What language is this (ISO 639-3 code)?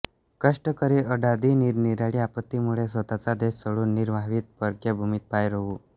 mar